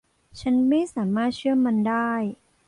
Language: Thai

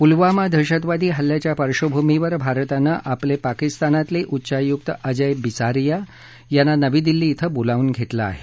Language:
Marathi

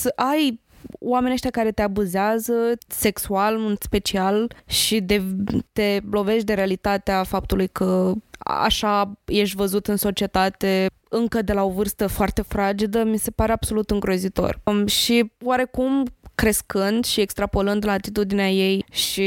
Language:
Romanian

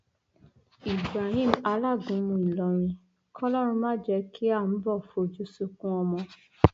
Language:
Yoruba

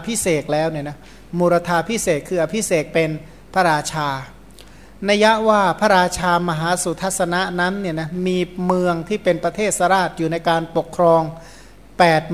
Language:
Thai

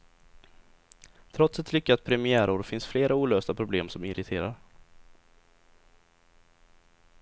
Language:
Swedish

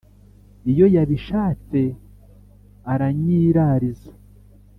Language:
Kinyarwanda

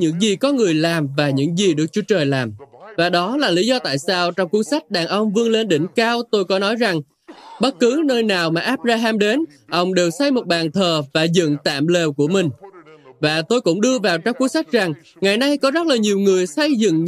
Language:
Vietnamese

